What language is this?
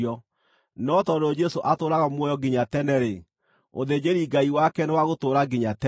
Kikuyu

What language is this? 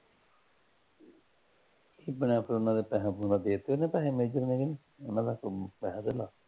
Punjabi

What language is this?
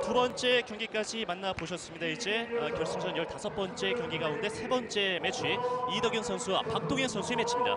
Korean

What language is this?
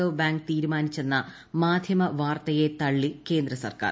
Malayalam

